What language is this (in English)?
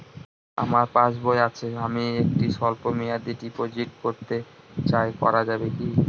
Bangla